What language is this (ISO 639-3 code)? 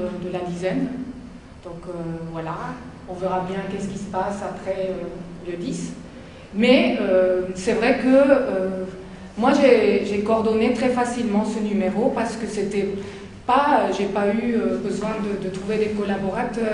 fra